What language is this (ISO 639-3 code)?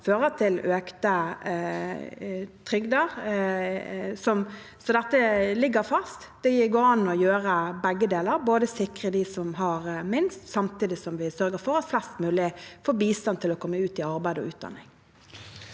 nor